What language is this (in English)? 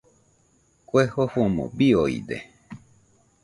Nüpode Huitoto